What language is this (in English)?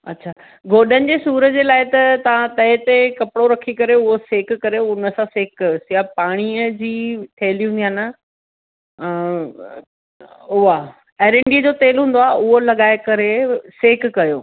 Sindhi